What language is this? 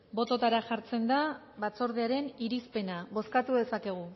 Basque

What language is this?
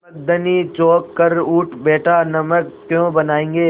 Hindi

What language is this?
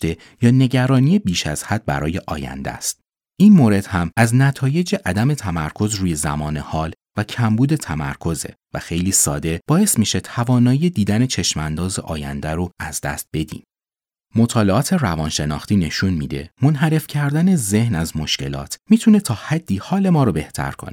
Persian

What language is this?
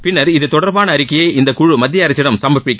Tamil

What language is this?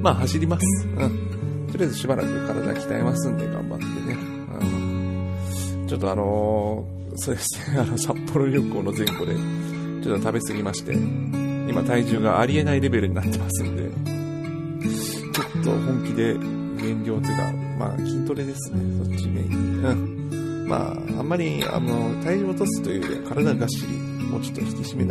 Japanese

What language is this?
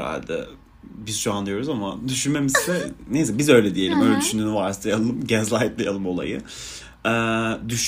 Turkish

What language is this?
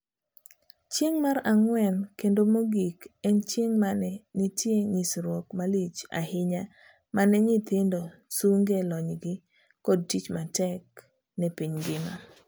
Luo (Kenya and Tanzania)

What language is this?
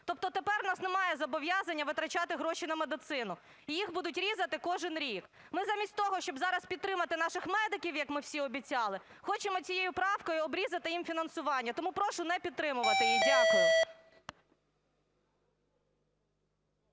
Ukrainian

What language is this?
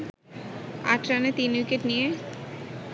Bangla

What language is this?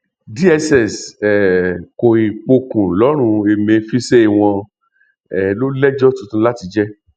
Yoruba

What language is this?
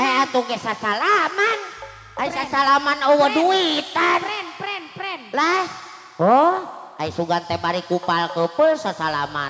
Indonesian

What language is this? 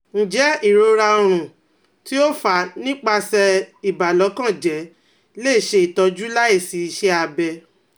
Yoruba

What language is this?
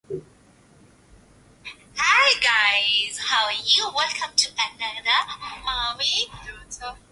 Swahili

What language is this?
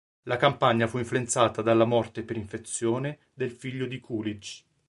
Italian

